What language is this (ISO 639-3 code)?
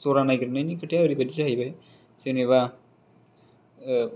brx